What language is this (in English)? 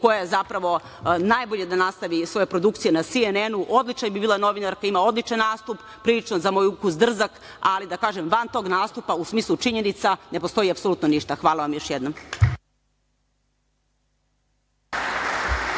Serbian